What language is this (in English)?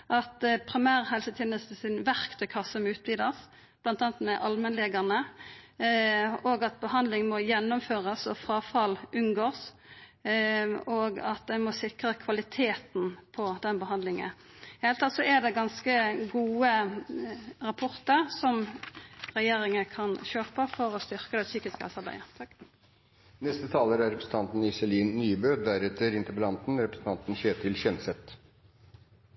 Norwegian Nynorsk